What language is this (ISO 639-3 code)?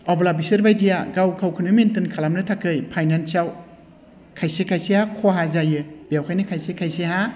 brx